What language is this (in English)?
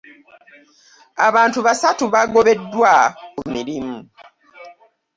Ganda